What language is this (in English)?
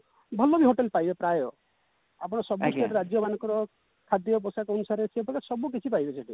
Odia